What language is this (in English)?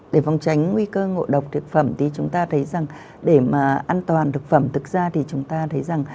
Vietnamese